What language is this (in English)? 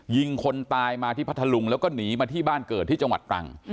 Thai